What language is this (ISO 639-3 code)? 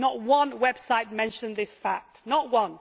eng